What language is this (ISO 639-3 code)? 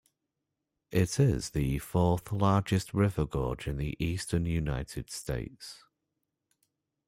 eng